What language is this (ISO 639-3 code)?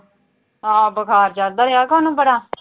pan